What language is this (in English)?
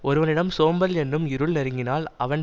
Tamil